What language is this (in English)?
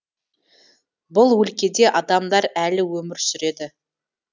Kazakh